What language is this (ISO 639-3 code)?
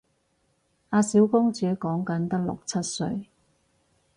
yue